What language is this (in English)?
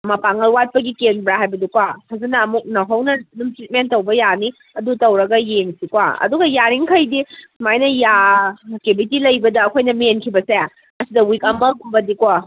Manipuri